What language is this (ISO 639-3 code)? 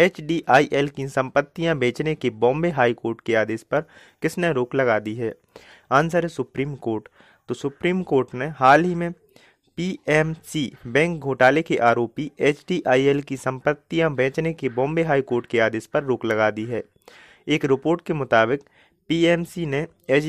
hin